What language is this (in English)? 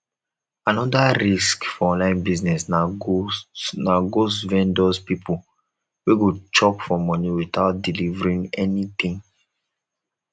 Nigerian Pidgin